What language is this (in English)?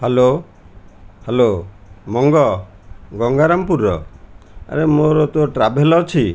Odia